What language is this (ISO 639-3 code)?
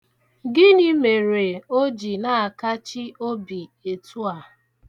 ibo